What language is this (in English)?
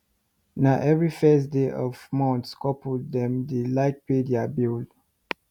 Nigerian Pidgin